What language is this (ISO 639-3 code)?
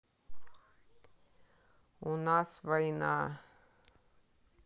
rus